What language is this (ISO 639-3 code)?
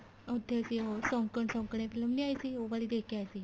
pan